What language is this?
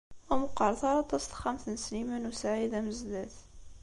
Kabyle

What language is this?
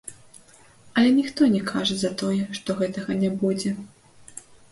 Belarusian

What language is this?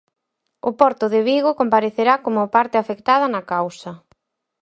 Galician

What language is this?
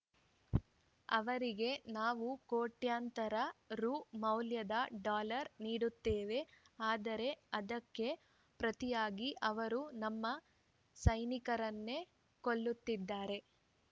Kannada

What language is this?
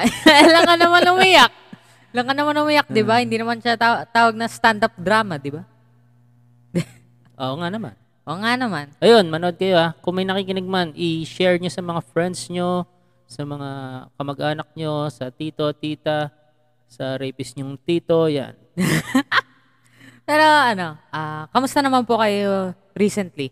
Filipino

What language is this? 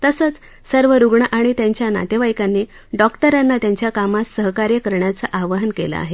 Marathi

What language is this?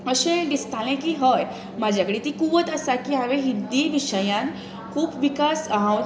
Konkani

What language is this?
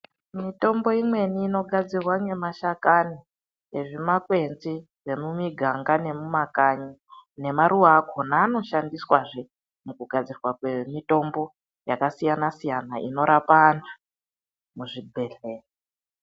Ndau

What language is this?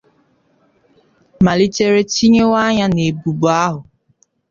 Igbo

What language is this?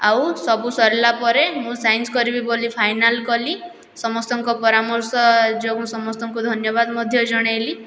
Odia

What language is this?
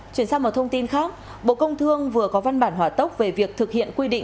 Vietnamese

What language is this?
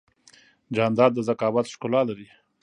Pashto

